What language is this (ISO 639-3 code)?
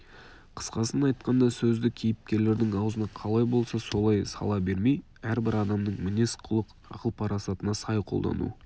kaz